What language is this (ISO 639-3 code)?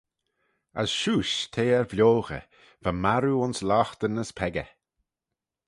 glv